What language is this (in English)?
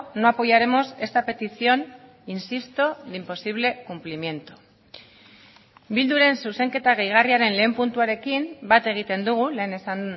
Basque